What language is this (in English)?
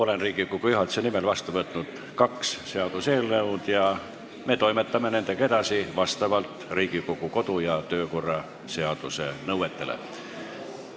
Estonian